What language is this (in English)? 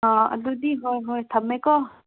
Manipuri